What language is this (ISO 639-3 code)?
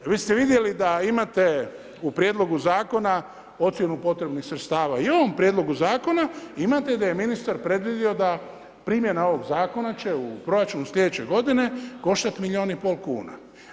hrv